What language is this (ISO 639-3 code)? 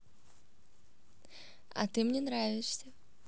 rus